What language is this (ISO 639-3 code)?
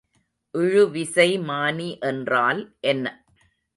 tam